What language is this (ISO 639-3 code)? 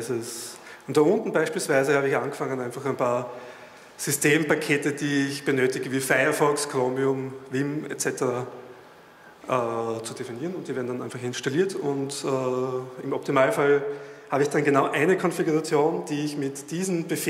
deu